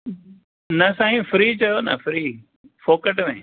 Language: Sindhi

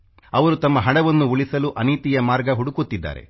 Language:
Kannada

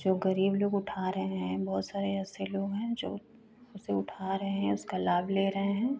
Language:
Hindi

